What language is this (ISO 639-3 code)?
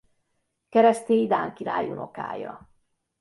hun